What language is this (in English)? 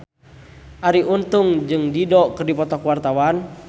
Sundanese